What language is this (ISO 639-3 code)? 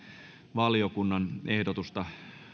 fin